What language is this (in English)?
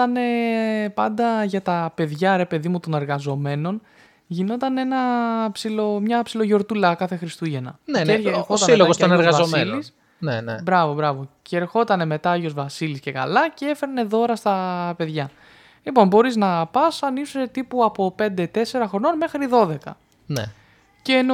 Greek